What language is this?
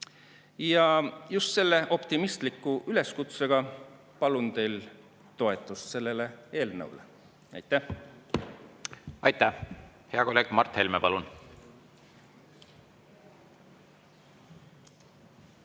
Estonian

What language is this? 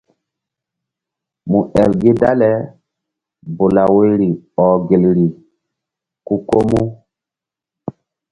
Mbum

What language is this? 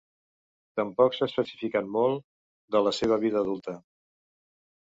Catalan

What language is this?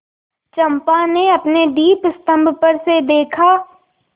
Hindi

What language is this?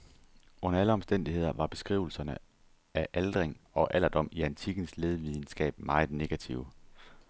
Danish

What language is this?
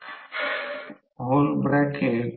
Marathi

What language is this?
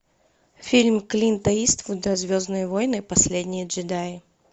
Russian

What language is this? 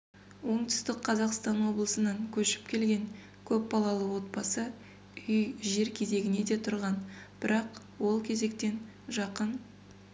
Kazakh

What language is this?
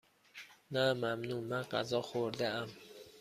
Persian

